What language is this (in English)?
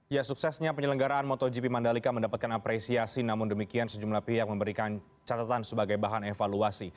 Indonesian